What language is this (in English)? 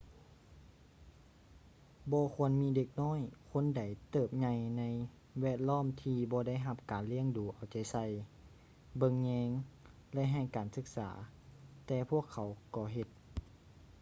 Lao